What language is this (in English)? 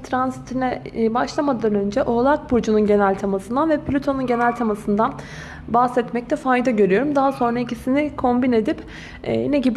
Turkish